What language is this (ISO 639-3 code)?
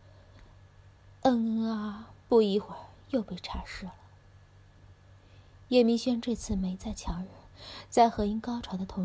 zho